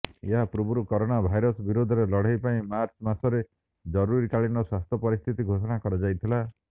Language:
Odia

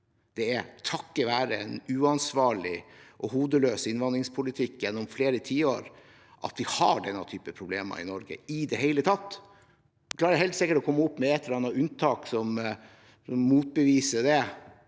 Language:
Norwegian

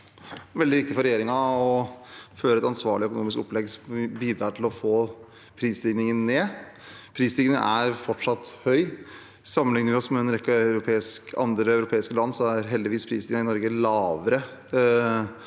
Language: Norwegian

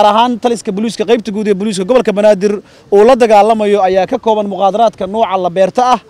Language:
Arabic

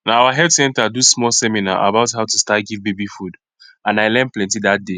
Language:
Nigerian Pidgin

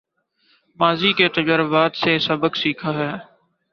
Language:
Urdu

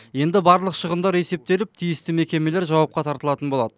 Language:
Kazakh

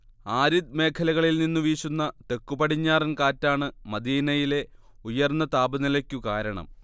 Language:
Malayalam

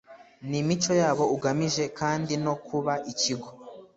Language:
Kinyarwanda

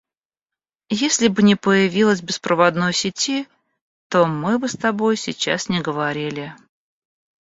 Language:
Russian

